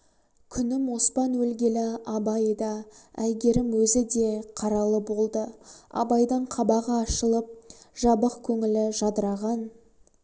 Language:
Kazakh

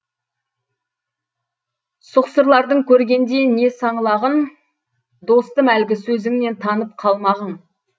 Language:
Kazakh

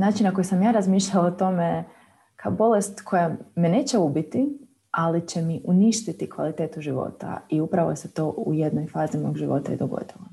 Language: Croatian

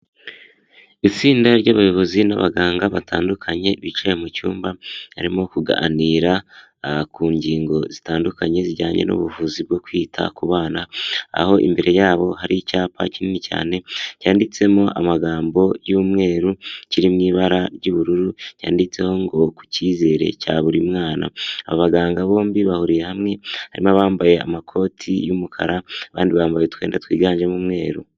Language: Kinyarwanda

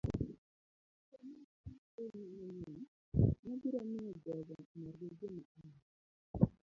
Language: Luo (Kenya and Tanzania)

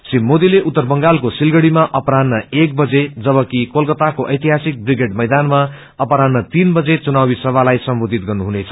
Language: Nepali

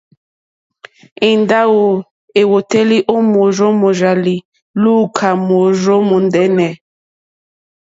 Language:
Mokpwe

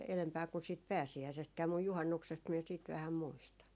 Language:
Finnish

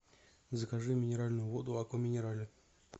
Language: Russian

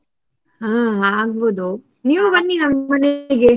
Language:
Kannada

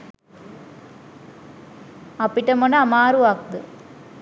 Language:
Sinhala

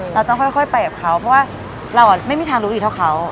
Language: Thai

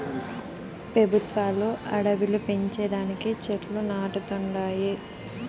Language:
Telugu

